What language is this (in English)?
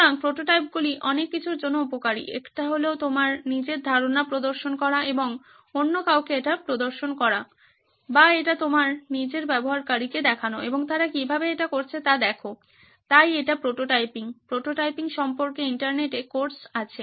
Bangla